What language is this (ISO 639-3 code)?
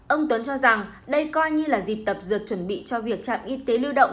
vie